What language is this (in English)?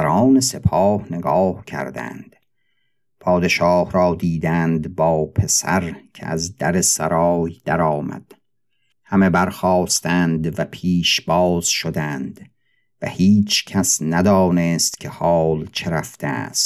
Persian